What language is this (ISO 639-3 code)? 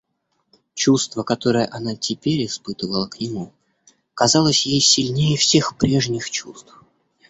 rus